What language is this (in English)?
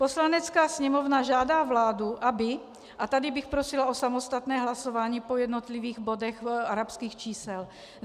Czech